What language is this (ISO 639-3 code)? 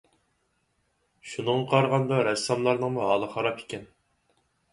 uig